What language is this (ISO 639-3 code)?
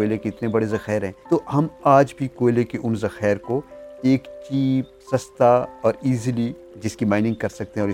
urd